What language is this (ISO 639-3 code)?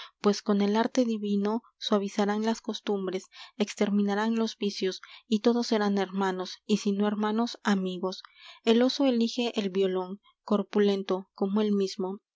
spa